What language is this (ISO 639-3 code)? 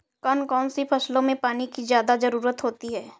hin